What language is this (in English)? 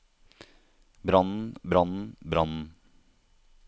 Norwegian